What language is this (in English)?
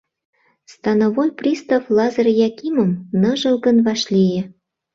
Mari